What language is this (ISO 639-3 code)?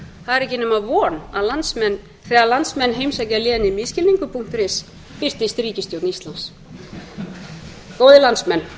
isl